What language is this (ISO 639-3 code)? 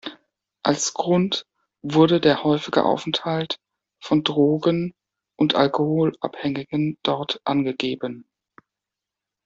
deu